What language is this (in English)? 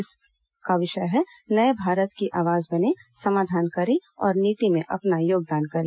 Hindi